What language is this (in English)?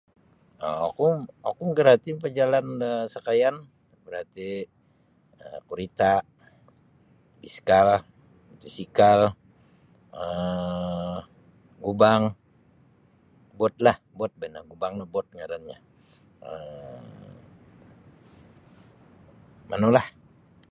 Sabah Bisaya